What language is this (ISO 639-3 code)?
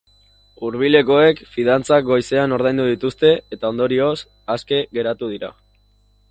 eus